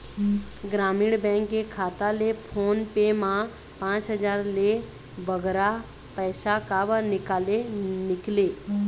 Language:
Chhattisgarhi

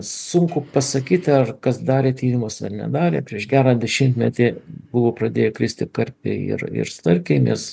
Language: Lithuanian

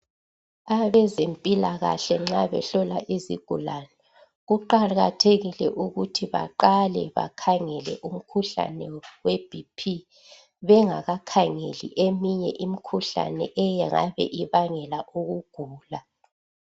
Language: North Ndebele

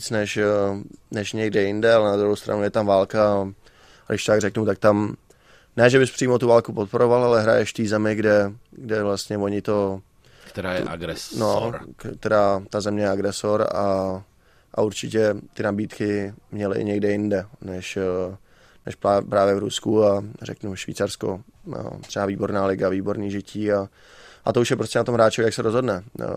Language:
Czech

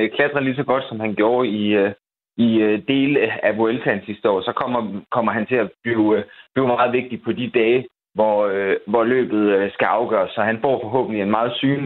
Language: Danish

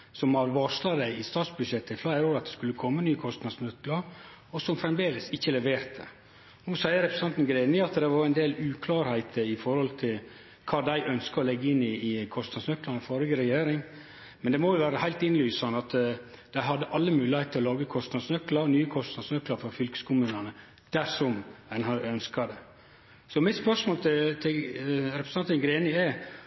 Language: Norwegian Nynorsk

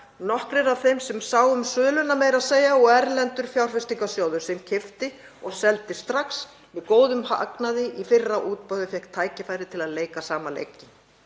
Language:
Icelandic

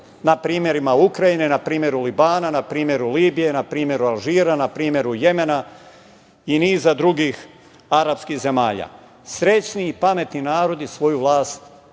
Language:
Serbian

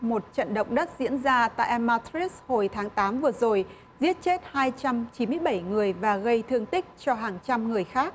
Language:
Vietnamese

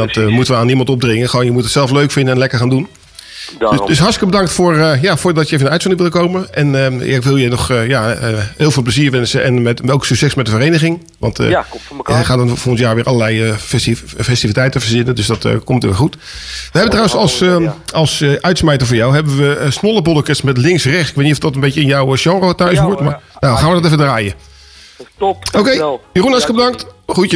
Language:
Dutch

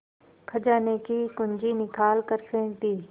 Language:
Hindi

